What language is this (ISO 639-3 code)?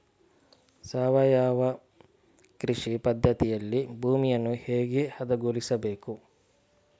kan